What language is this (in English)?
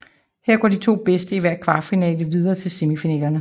Danish